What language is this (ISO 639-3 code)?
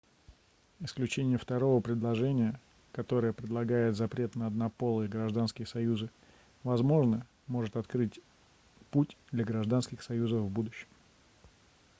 rus